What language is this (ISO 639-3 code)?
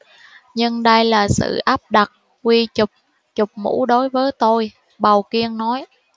vie